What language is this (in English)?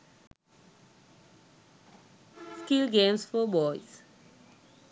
Sinhala